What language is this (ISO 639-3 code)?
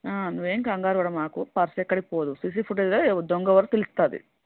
tel